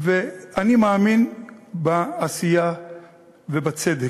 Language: Hebrew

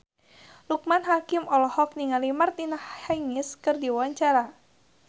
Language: Sundanese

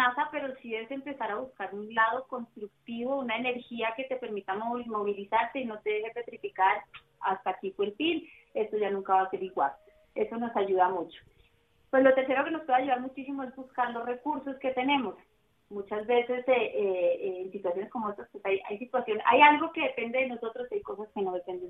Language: Spanish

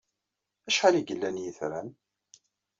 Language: Kabyle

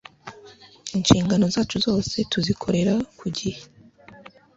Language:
Kinyarwanda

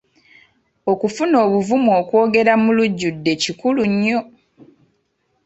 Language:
Ganda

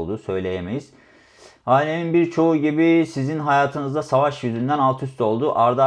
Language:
Turkish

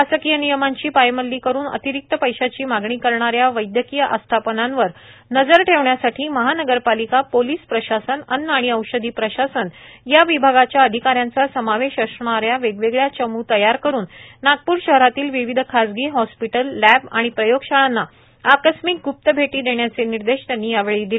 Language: Marathi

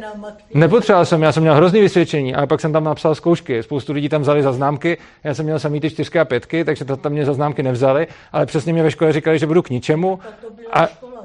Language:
Czech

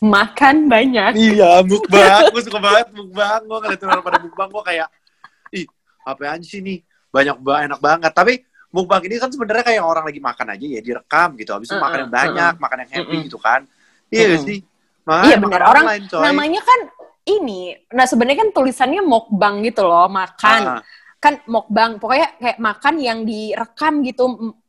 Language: Indonesian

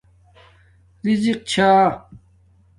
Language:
Domaaki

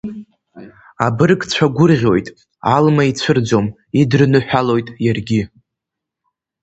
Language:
Abkhazian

